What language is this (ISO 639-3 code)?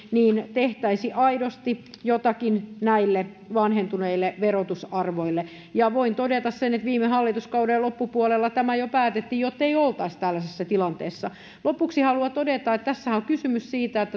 fin